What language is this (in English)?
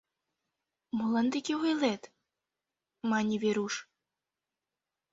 Mari